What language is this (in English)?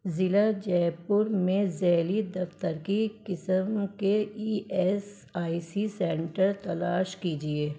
Urdu